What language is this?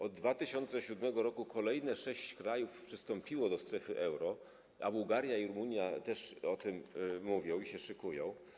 Polish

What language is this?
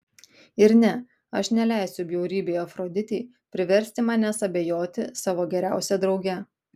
Lithuanian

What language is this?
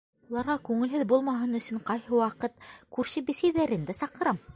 Bashkir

